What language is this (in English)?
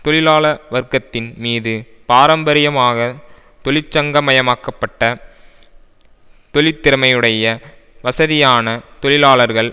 Tamil